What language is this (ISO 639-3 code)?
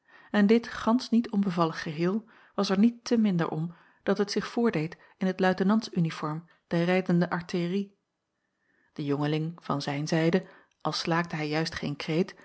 nld